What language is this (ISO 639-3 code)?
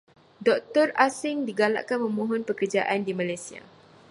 msa